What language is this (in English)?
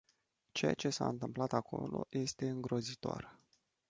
Romanian